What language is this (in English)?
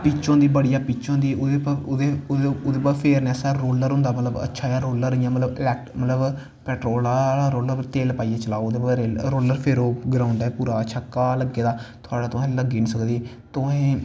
Dogri